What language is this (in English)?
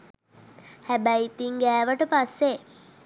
Sinhala